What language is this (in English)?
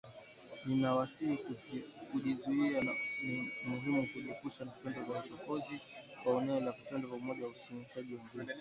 Swahili